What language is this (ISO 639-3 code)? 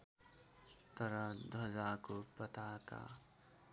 nep